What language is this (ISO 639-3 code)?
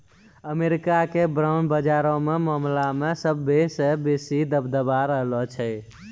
mai